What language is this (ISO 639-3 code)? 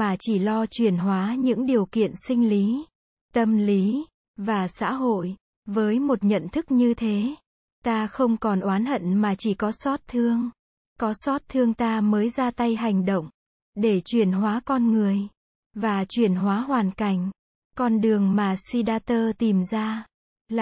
vie